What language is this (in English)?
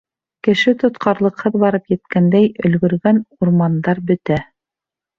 Bashkir